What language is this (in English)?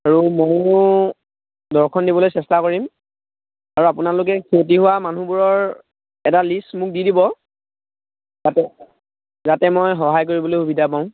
Assamese